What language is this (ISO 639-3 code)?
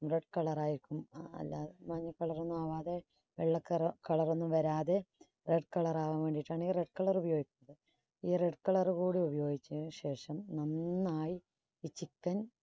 mal